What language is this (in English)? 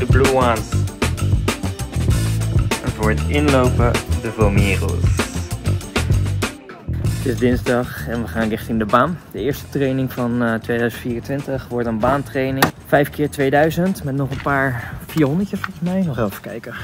Dutch